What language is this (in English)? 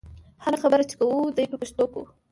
Pashto